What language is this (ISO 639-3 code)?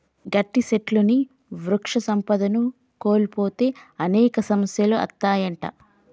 tel